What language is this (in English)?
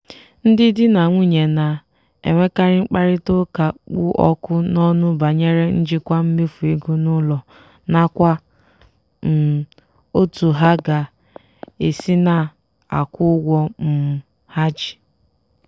Igbo